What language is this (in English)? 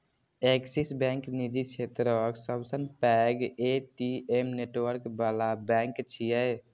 Maithili